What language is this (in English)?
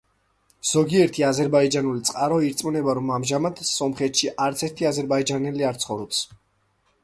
Georgian